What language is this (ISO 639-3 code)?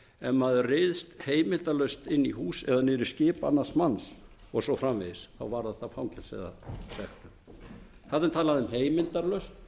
isl